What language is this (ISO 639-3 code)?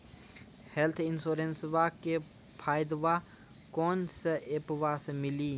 mai